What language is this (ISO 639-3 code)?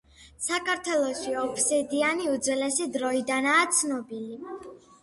kat